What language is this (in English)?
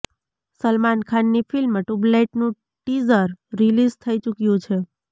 Gujarati